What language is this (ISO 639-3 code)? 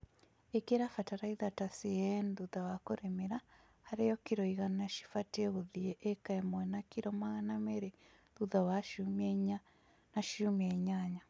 kik